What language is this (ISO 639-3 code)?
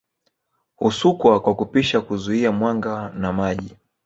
swa